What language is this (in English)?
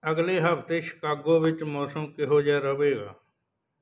Punjabi